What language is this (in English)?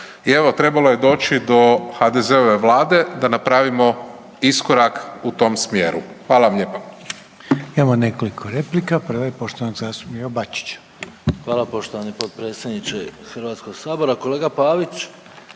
Croatian